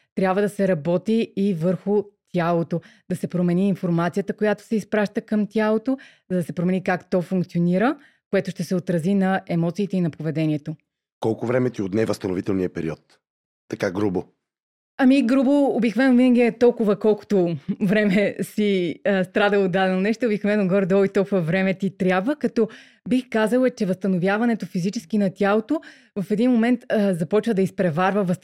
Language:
Bulgarian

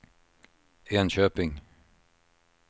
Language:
Swedish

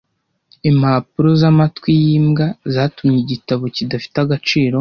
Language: Kinyarwanda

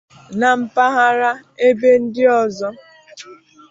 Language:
Igbo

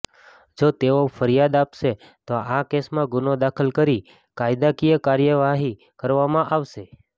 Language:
Gujarati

